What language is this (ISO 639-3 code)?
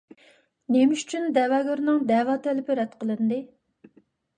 uig